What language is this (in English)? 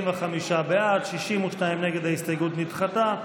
Hebrew